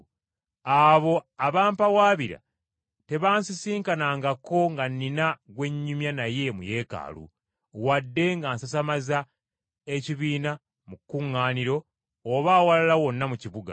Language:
Ganda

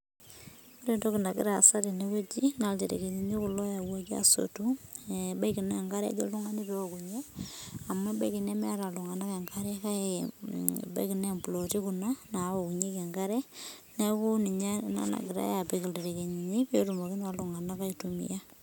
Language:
Masai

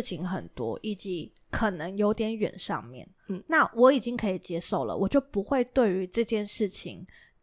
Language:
Chinese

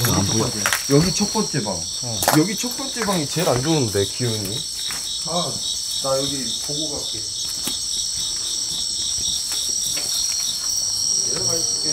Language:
Korean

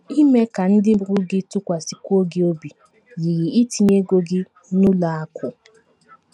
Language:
Igbo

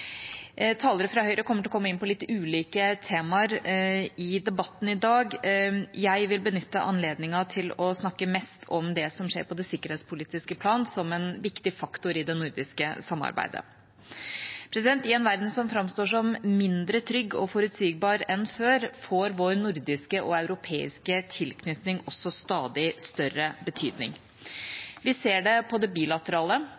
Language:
Norwegian Bokmål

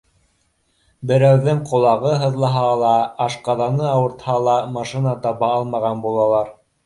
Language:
Bashkir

